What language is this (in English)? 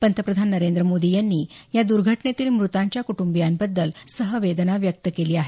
Marathi